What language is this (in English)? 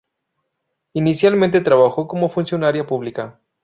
Spanish